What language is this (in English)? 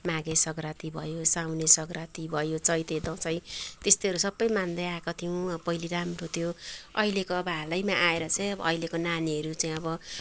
Nepali